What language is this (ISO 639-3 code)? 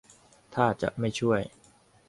tha